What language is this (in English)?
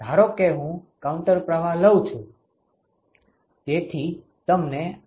Gujarati